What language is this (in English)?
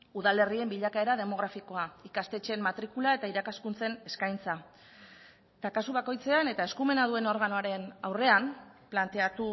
Basque